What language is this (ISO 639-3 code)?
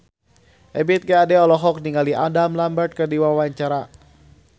sun